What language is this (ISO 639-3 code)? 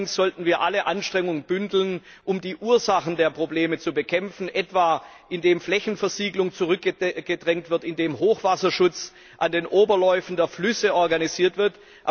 deu